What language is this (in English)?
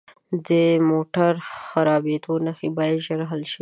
Pashto